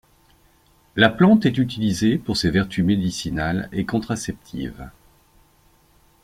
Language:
French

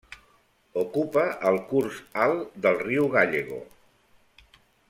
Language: Catalan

